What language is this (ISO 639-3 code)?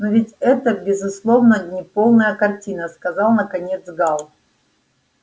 rus